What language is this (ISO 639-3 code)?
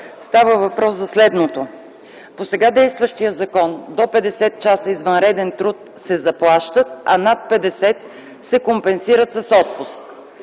bul